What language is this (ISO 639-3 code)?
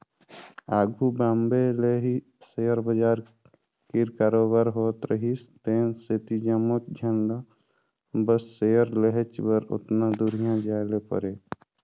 hne